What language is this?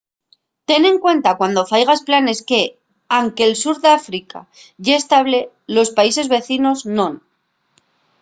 Asturian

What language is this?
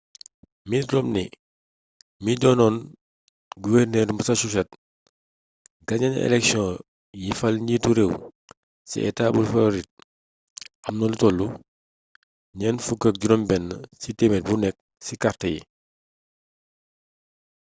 Wolof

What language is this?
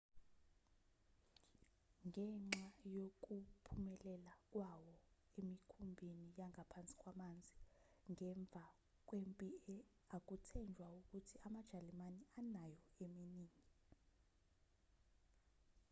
Zulu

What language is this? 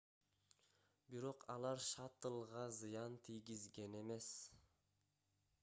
Kyrgyz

